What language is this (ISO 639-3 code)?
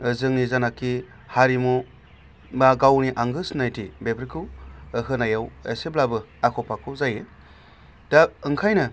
brx